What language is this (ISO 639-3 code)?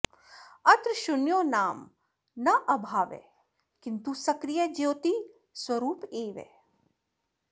san